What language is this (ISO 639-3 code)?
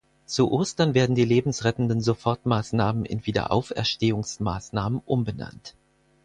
deu